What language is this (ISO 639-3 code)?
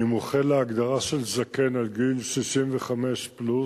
heb